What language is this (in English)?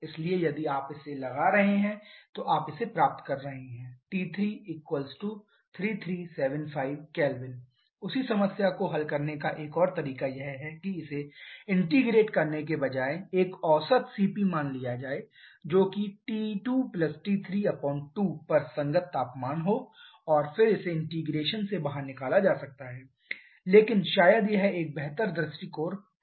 Hindi